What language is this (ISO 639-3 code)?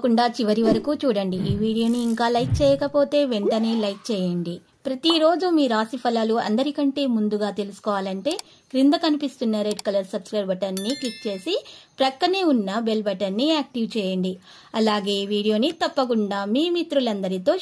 tel